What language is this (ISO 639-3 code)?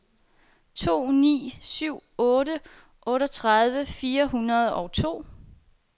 dan